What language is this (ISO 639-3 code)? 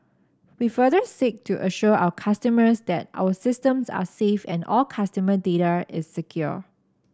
eng